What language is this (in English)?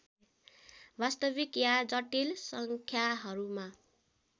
Nepali